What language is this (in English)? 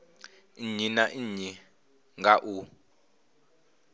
Venda